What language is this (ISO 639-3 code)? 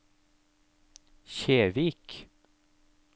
nor